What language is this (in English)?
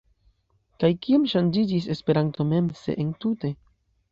Esperanto